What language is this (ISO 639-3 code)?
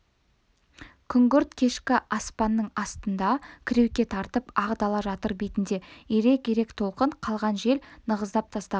kaz